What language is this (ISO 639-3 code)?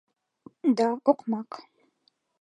chm